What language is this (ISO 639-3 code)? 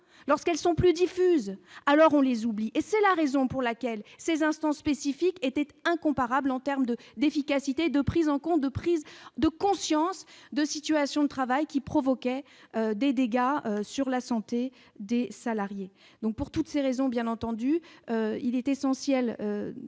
fra